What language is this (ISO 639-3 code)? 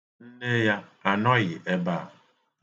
ibo